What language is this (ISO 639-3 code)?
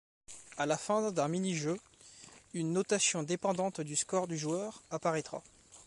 fra